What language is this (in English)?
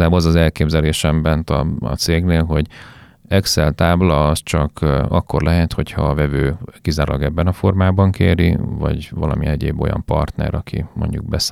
Hungarian